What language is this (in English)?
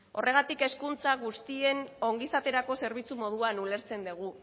Basque